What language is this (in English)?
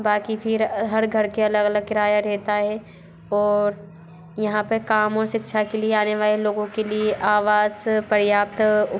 Hindi